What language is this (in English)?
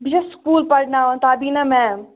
Kashmiri